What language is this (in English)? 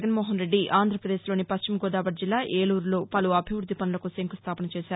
Telugu